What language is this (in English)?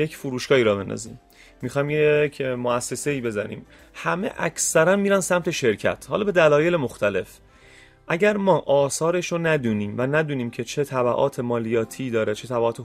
Persian